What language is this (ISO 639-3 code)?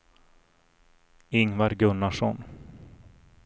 swe